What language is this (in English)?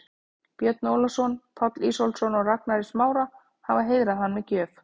Icelandic